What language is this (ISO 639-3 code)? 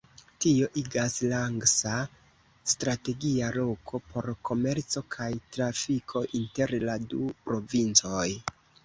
epo